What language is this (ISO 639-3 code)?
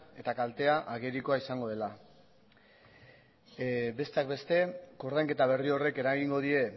eus